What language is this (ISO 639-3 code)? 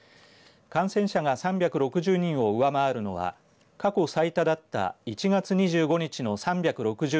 jpn